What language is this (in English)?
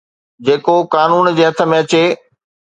Sindhi